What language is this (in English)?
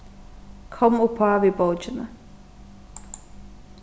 Faroese